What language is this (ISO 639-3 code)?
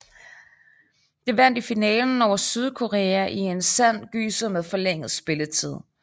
dan